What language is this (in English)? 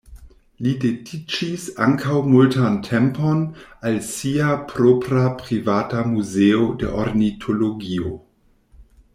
Esperanto